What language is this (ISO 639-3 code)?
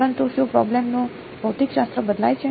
guj